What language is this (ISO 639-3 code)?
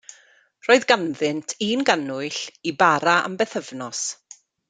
cym